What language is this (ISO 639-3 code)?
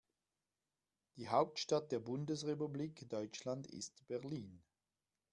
deu